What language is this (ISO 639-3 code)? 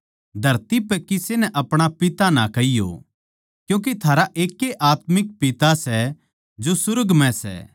bgc